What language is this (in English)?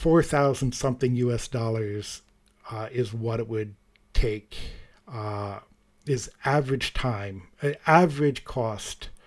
English